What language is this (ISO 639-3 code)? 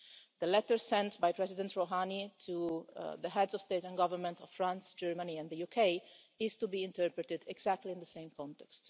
eng